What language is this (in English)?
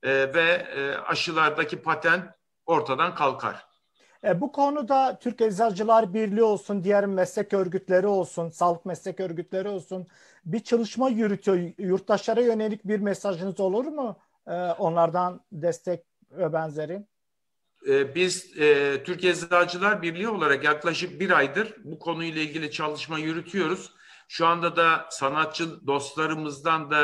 Turkish